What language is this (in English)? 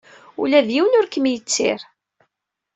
Kabyle